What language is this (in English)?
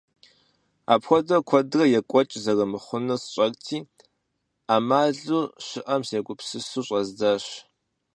Kabardian